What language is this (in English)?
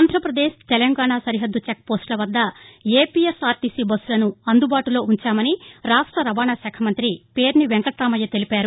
Telugu